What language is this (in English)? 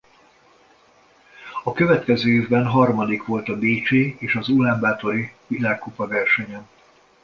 Hungarian